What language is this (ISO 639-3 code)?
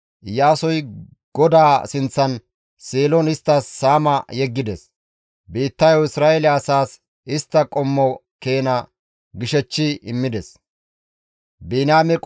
gmv